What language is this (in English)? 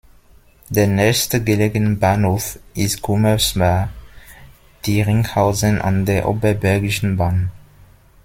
German